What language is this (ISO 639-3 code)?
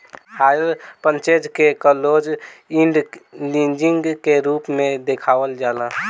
bho